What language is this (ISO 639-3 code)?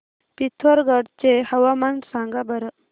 mar